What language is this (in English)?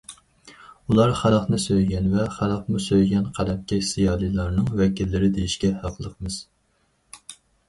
Uyghur